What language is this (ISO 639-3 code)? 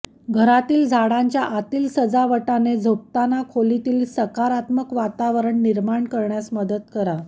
mar